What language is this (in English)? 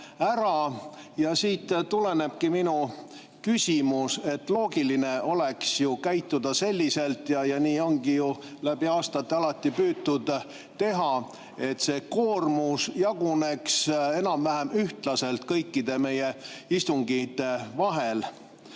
Estonian